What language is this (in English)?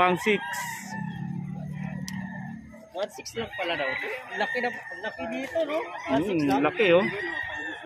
Filipino